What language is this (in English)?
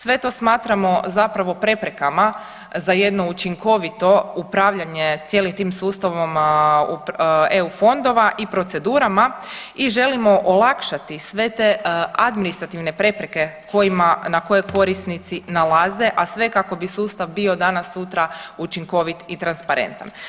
Croatian